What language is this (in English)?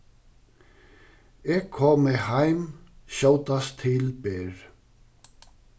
Faroese